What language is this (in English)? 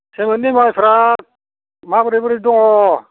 Bodo